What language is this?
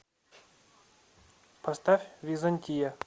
Russian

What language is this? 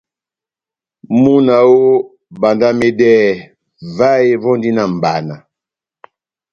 Batanga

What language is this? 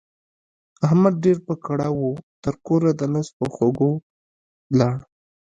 Pashto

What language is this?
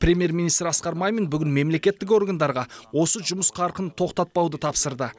Kazakh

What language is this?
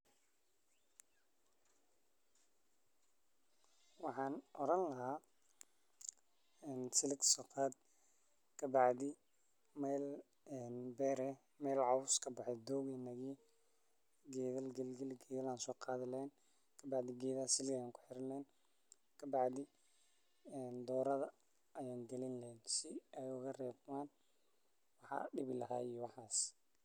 Somali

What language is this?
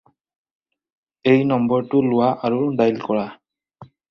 Assamese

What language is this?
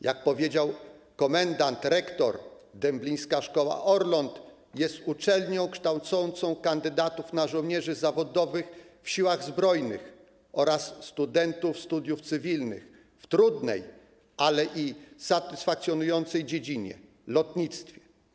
Polish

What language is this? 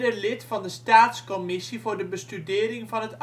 Dutch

